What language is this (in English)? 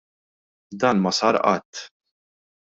Maltese